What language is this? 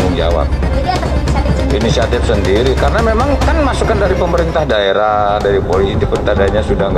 Indonesian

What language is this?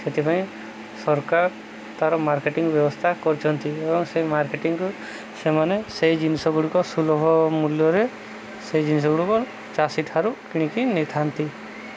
Odia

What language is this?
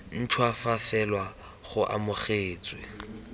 Tswana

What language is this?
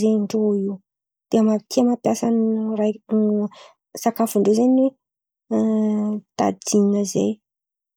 Antankarana Malagasy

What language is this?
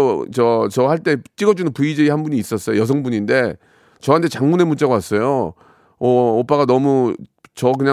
Korean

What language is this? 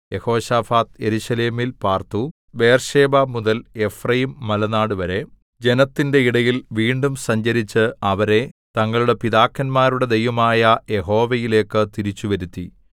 Malayalam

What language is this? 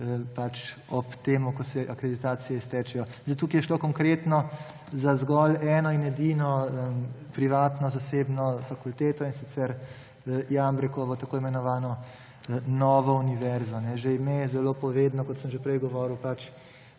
Slovenian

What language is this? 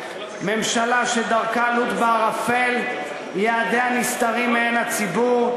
Hebrew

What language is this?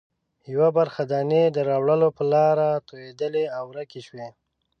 Pashto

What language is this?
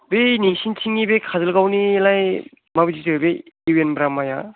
Bodo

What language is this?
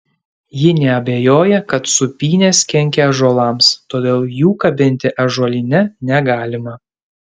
Lithuanian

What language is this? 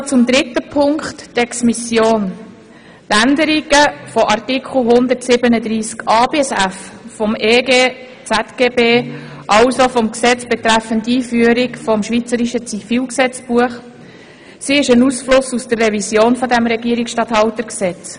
Swiss German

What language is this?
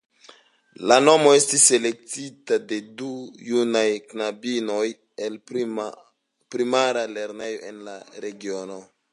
Esperanto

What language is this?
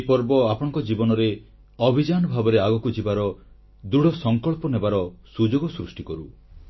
Odia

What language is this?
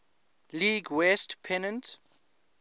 English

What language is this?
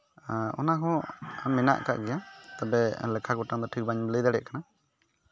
Santali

